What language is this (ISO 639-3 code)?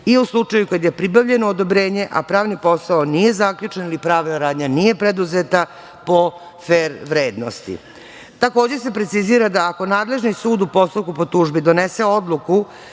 srp